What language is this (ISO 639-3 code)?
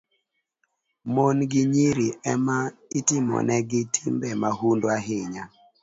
luo